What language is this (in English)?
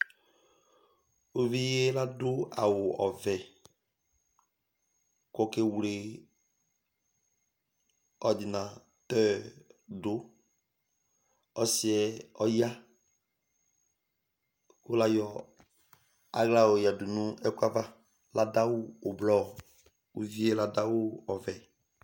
Ikposo